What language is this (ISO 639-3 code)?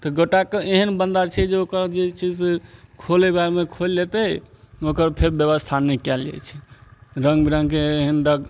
mai